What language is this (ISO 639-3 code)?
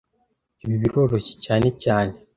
kin